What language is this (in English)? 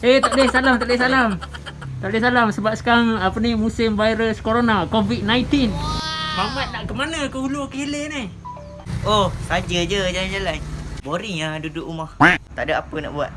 Malay